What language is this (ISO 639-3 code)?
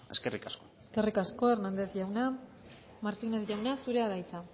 eus